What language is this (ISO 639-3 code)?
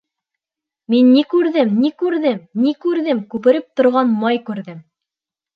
bak